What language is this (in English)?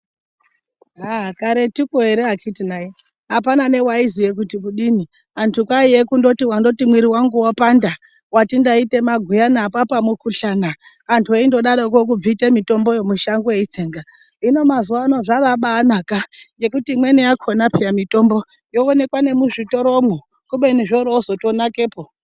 Ndau